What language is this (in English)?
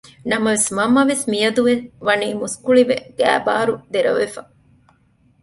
Divehi